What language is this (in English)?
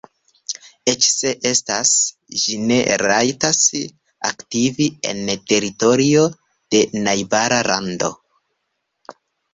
Esperanto